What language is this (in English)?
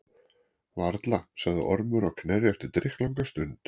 Icelandic